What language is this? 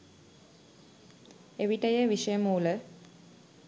Sinhala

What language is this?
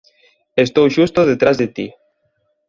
Galician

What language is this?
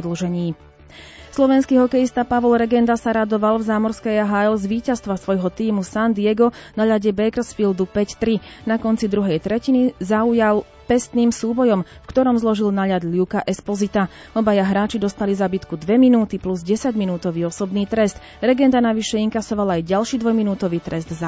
Slovak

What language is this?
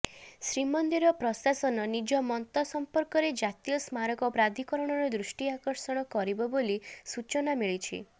Odia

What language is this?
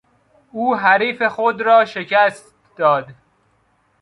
Persian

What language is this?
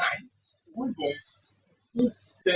Thai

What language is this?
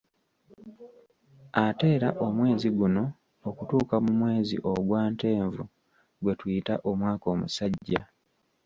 Ganda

